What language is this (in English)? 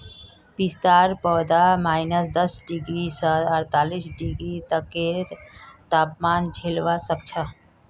Magahi